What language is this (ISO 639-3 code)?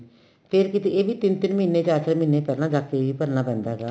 pan